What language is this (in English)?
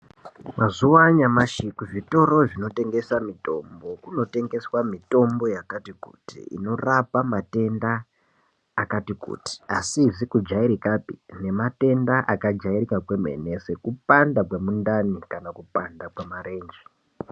Ndau